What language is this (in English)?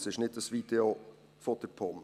Swiss German